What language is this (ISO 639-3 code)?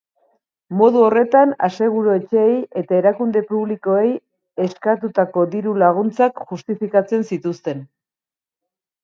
eus